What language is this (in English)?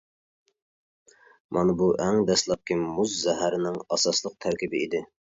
Uyghur